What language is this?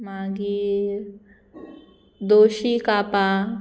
Konkani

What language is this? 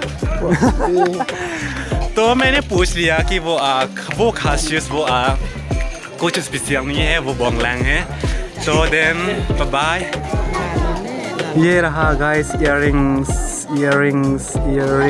Hindi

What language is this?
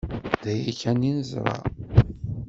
Kabyle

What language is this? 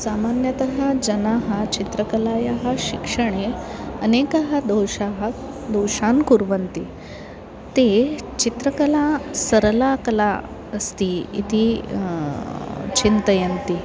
Sanskrit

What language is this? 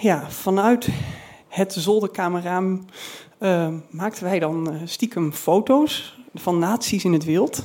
Dutch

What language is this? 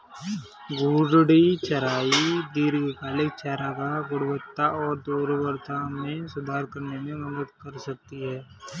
Hindi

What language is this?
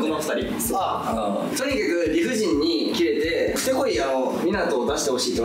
Japanese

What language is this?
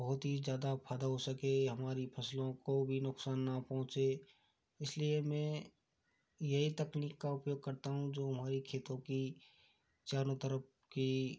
Hindi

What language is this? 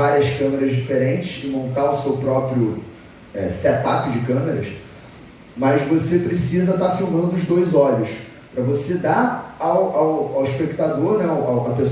Portuguese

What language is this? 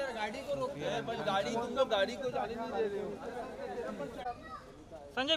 Spanish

